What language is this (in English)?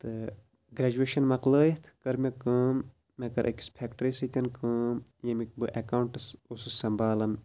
Kashmiri